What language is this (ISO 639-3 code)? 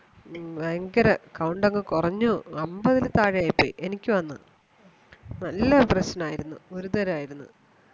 mal